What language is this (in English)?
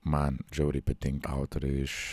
Lithuanian